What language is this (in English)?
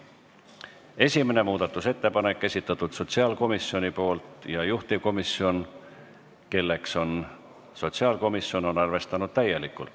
Estonian